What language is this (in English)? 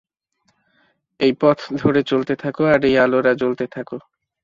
Bangla